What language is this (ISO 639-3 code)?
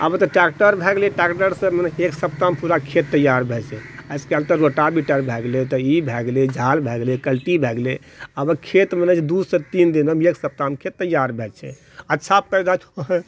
mai